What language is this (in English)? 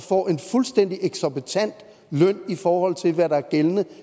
Danish